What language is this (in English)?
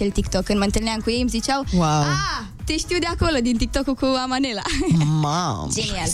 Romanian